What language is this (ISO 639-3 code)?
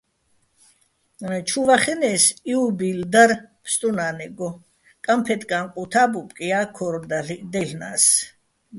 bbl